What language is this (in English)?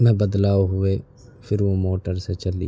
Urdu